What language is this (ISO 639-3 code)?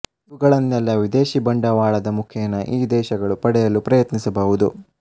kan